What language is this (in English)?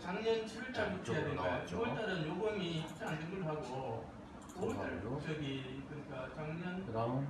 Korean